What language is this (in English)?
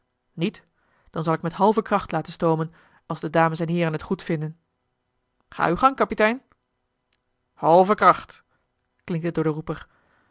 Dutch